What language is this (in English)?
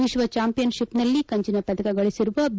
Kannada